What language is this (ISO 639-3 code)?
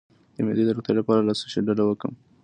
pus